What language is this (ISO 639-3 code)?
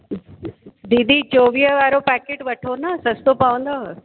snd